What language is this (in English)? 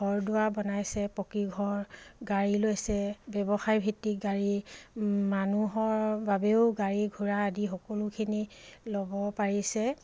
Assamese